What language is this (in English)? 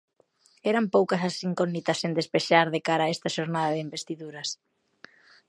Galician